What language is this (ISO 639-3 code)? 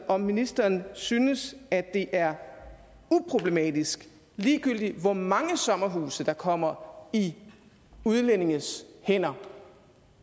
dan